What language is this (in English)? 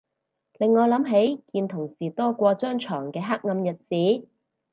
Cantonese